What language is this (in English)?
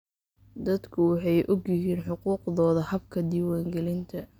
Somali